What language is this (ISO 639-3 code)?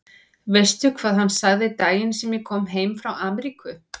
isl